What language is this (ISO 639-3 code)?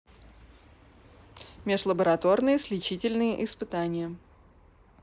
rus